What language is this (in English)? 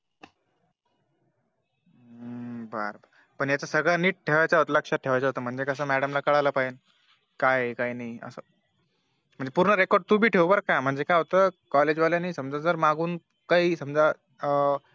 Marathi